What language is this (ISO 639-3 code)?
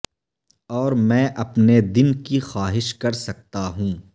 urd